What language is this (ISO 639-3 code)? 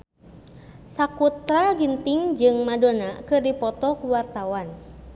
sun